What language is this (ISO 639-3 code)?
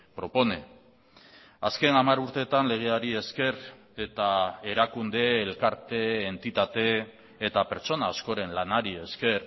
eus